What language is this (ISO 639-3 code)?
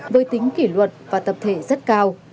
vie